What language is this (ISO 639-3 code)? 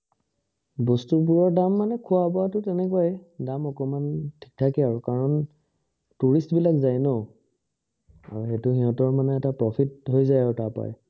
asm